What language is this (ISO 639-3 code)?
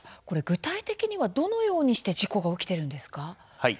jpn